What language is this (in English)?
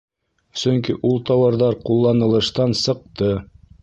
Bashkir